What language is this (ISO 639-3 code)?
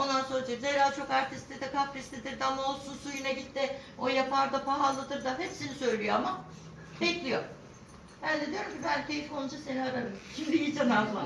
tur